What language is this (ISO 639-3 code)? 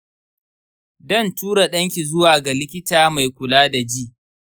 hau